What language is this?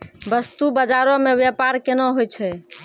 Maithili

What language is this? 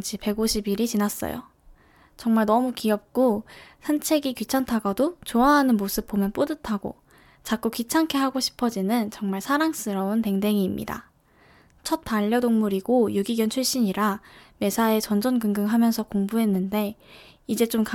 Korean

